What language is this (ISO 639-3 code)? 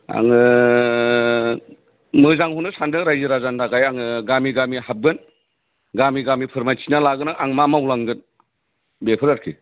brx